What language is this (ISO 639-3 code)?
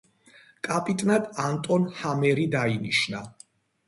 kat